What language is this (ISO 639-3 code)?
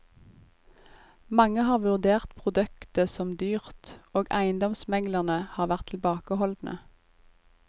nor